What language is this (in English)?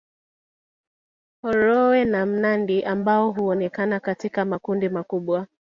Swahili